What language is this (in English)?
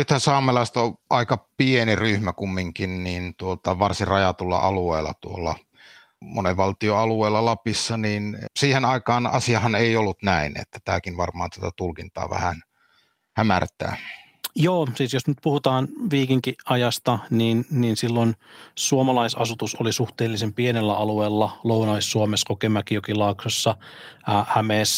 Finnish